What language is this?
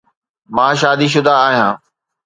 Sindhi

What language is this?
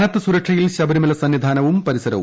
Malayalam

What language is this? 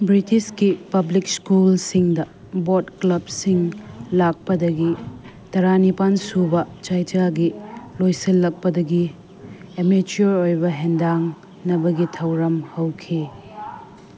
Manipuri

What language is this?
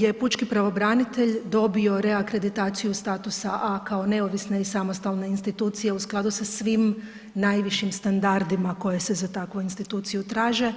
Croatian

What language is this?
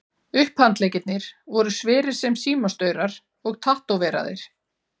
Icelandic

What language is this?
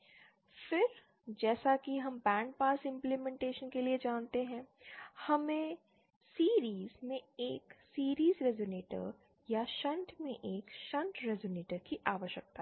Hindi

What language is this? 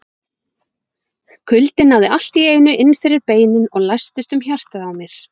Icelandic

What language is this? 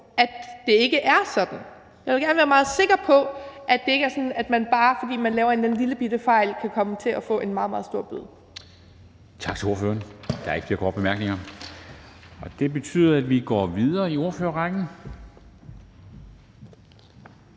Danish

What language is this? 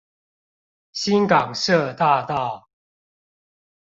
Chinese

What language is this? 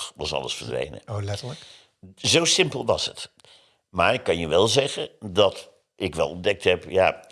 Dutch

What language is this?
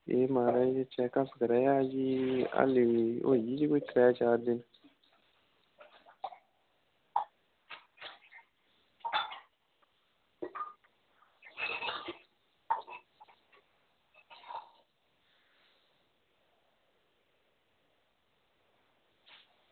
Dogri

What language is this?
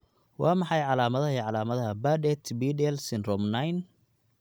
Somali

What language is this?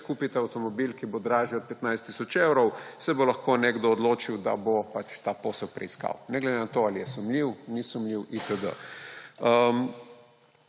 Slovenian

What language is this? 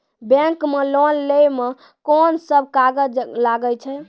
Maithili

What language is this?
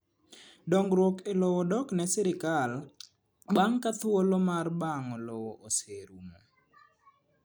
Luo (Kenya and Tanzania)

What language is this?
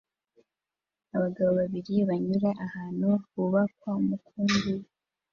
Kinyarwanda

